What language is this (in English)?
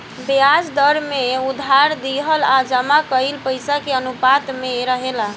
Bhojpuri